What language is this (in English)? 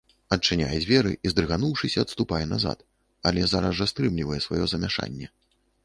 Belarusian